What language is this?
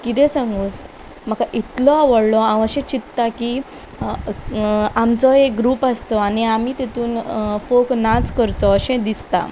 Konkani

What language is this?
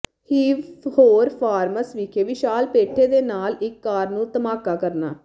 Punjabi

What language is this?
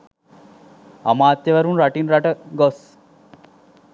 Sinhala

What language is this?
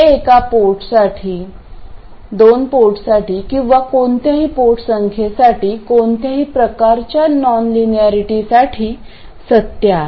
Marathi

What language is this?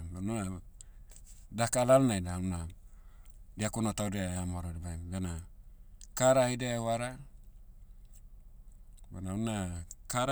Motu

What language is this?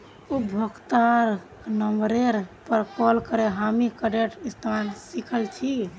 Magahi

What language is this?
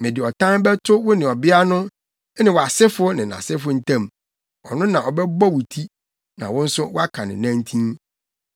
Akan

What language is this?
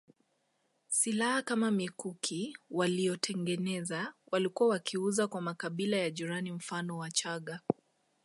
Swahili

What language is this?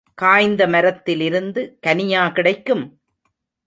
Tamil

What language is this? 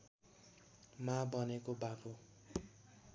Nepali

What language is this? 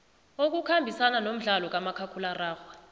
South Ndebele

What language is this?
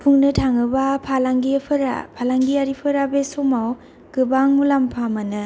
Bodo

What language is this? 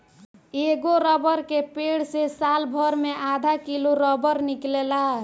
Bhojpuri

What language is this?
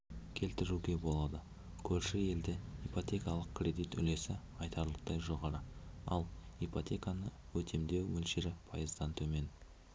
Kazakh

